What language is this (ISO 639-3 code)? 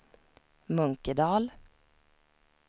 swe